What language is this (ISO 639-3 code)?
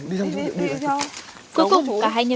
vie